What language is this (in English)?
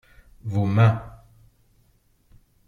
French